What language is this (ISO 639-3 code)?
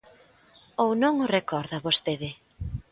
glg